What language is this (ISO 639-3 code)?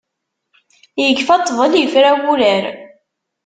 kab